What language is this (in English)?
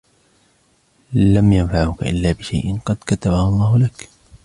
Arabic